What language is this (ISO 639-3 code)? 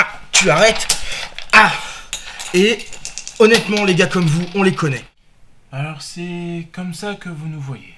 fra